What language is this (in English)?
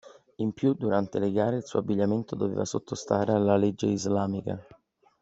Italian